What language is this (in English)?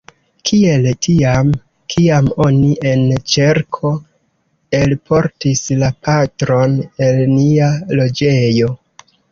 Esperanto